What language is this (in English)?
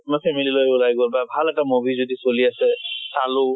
Assamese